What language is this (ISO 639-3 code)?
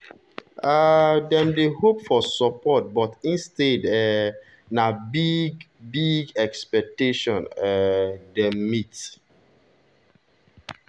pcm